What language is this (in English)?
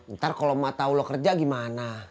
Indonesian